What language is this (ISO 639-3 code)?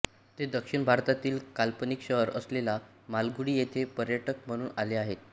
mar